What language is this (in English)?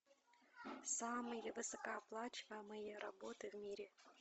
Russian